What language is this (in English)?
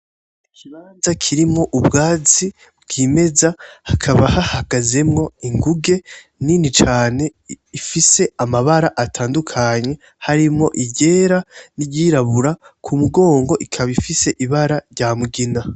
Rundi